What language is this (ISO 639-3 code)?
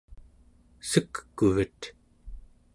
esu